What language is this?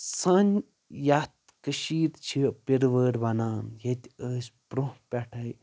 Kashmiri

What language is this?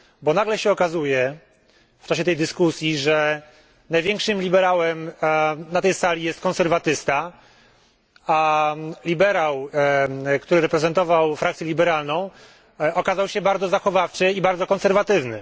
Polish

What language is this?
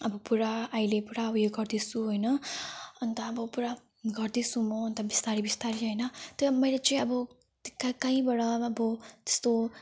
Nepali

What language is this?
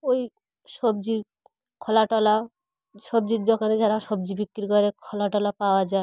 Bangla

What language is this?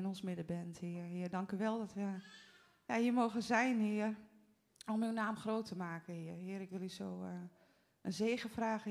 Dutch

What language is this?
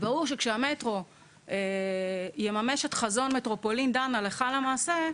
Hebrew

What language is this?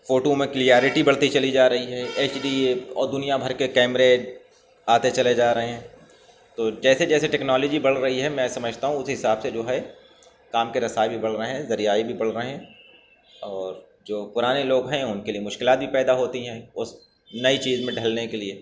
Urdu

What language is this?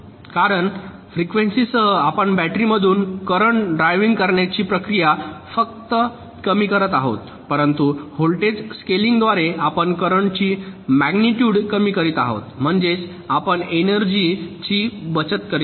Marathi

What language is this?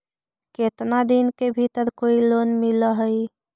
Magahi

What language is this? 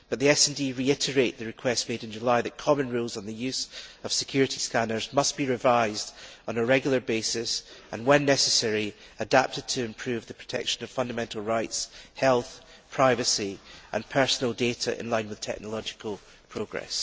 English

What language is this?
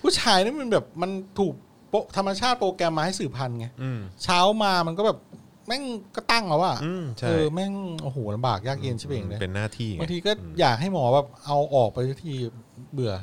Thai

